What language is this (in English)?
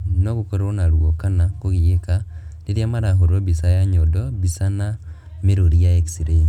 Kikuyu